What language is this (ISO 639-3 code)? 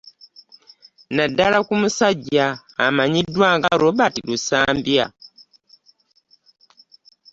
lug